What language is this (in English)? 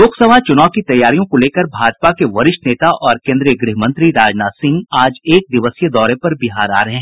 Hindi